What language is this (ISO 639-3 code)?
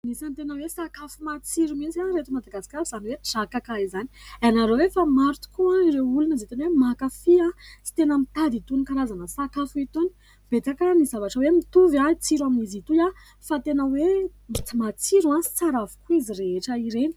mlg